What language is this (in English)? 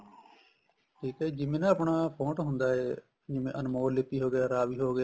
Punjabi